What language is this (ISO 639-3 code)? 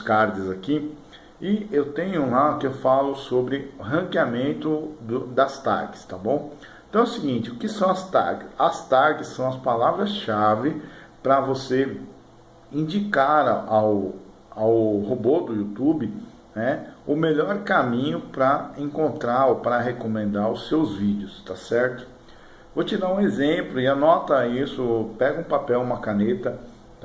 por